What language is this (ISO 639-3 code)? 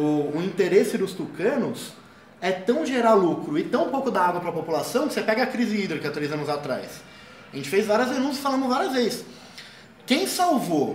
por